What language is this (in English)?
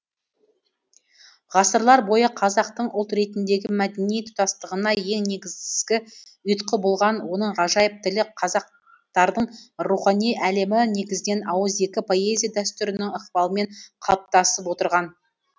Kazakh